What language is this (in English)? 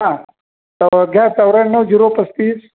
Marathi